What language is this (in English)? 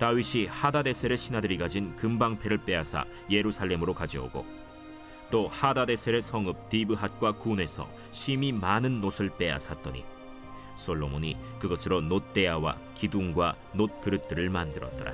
Korean